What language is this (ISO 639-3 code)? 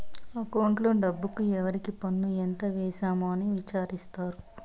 tel